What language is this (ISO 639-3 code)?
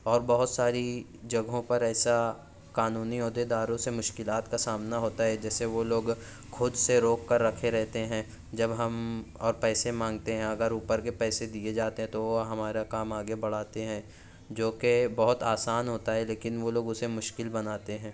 urd